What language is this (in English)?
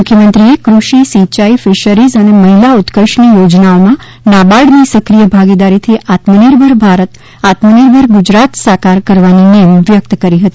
Gujarati